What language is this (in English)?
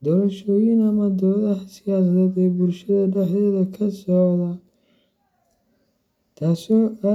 Somali